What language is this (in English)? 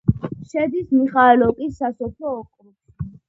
Georgian